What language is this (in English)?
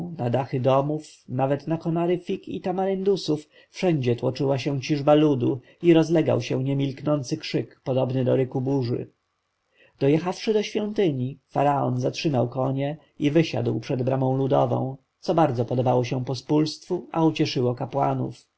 Polish